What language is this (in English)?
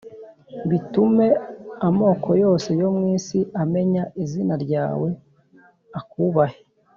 Kinyarwanda